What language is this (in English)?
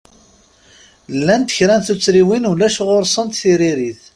Kabyle